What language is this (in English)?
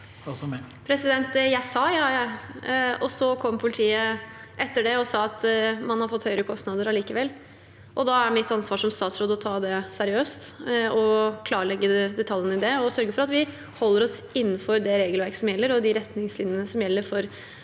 Norwegian